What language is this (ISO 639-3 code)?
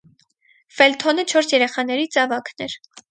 hye